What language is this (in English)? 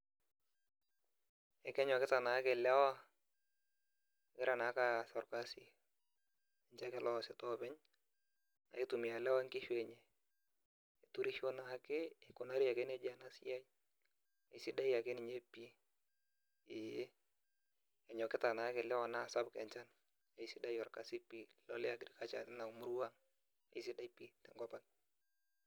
Masai